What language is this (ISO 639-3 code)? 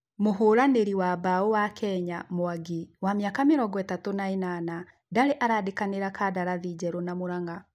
kik